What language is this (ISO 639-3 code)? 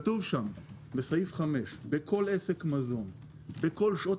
heb